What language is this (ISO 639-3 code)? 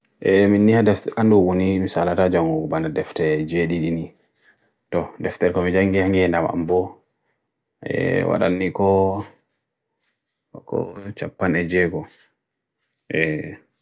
fui